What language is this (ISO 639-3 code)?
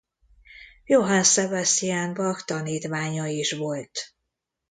hun